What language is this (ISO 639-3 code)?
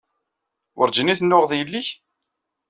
kab